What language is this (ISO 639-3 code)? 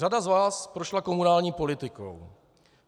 ces